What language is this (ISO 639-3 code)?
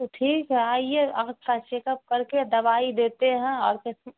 urd